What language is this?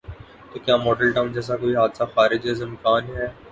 Urdu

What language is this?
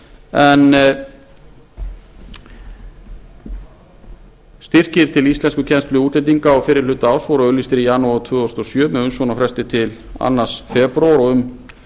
Icelandic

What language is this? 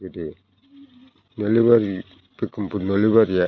Bodo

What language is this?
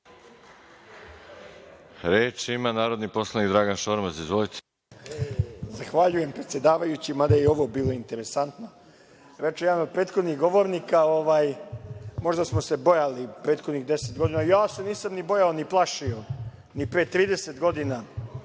Serbian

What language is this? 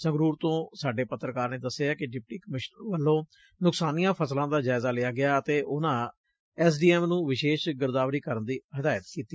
Punjabi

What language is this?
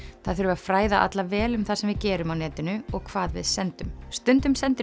Icelandic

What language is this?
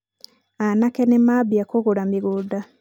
Kikuyu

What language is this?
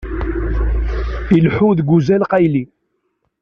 Kabyle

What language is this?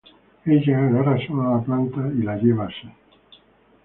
Spanish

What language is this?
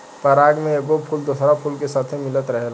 Bhojpuri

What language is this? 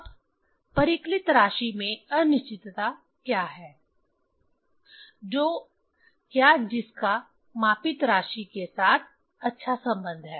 Hindi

